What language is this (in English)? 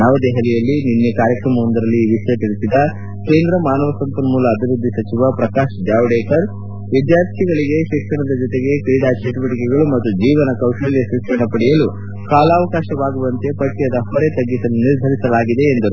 Kannada